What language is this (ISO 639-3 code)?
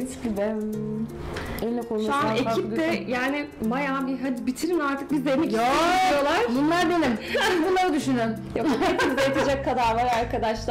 tur